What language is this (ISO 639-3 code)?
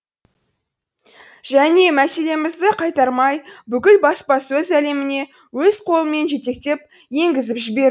kaz